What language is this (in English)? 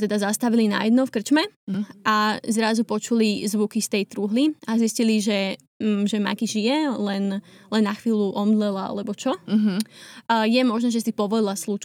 Slovak